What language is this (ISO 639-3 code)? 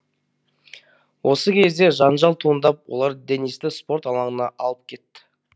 kaz